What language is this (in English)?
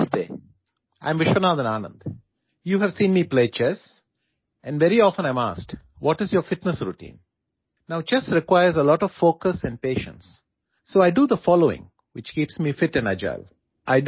Odia